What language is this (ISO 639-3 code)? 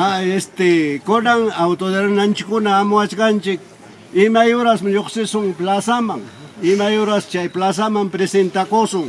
spa